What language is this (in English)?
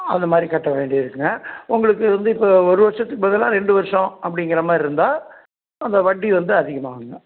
Tamil